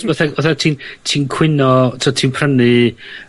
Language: Welsh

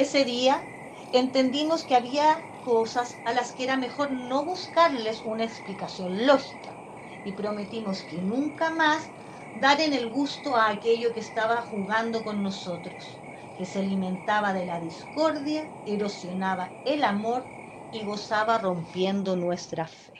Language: Spanish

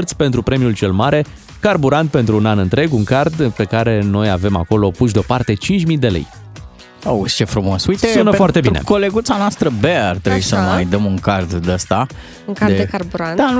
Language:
Romanian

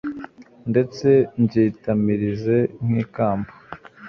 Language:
Kinyarwanda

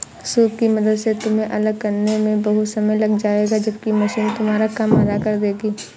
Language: Hindi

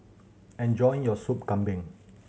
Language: English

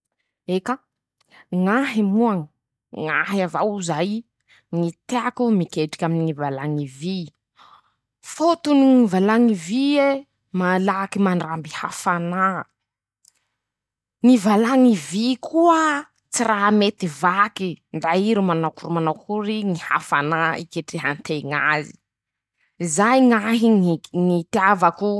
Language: Masikoro Malagasy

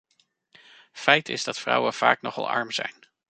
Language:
Dutch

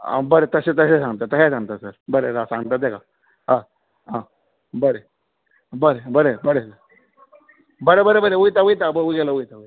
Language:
Konkani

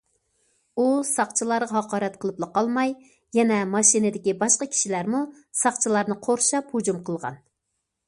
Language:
Uyghur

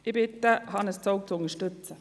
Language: Swiss German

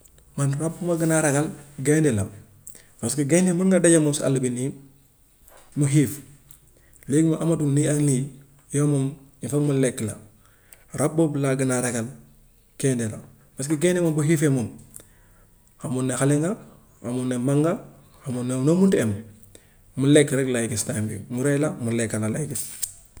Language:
Gambian Wolof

